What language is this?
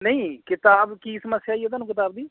Punjabi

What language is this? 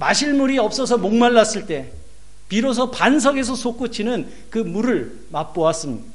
Korean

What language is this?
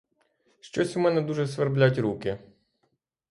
Ukrainian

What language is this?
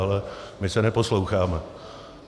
Czech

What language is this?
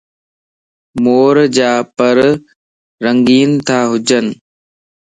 Lasi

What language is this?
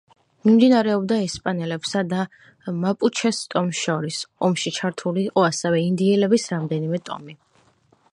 Georgian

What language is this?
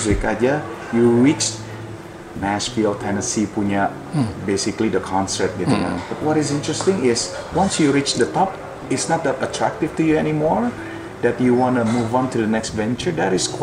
Indonesian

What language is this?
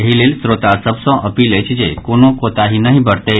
Maithili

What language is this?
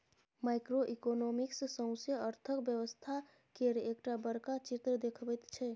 Maithili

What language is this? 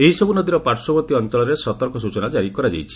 Odia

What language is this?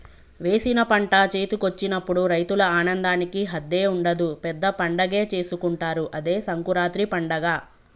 Telugu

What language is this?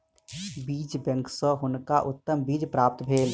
Maithili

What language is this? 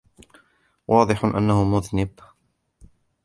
Arabic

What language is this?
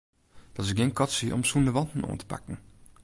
Western Frisian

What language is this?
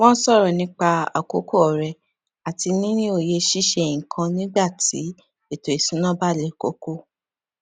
Yoruba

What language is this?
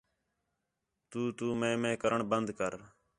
Khetrani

